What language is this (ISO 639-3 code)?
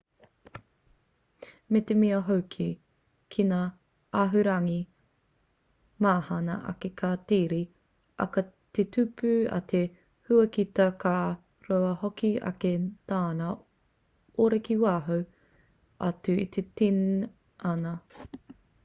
mri